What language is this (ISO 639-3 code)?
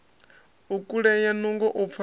ven